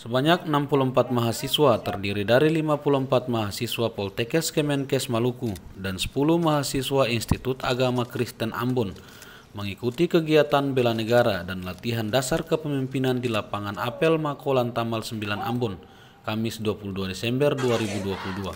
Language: Indonesian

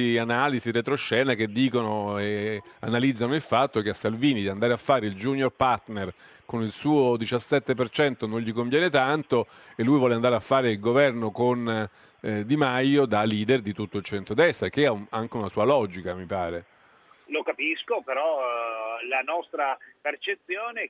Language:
Italian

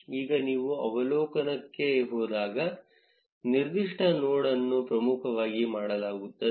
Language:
Kannada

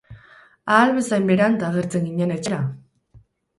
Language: Basque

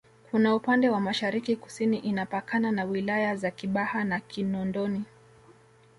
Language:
Swahili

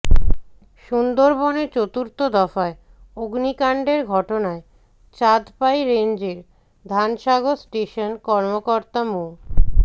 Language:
Bangla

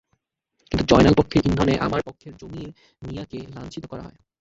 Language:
Bangla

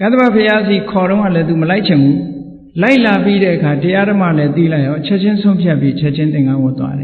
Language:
Vietnamese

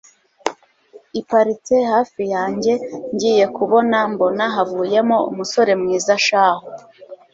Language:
Kinyarwanda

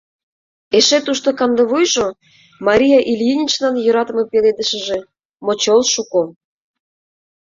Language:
Mari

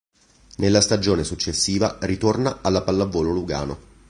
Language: Italian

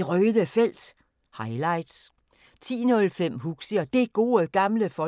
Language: Danish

